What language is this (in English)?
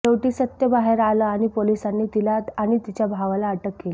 Marathi